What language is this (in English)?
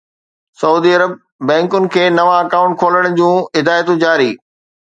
Sindhi